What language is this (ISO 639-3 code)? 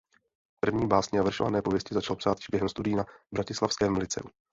ces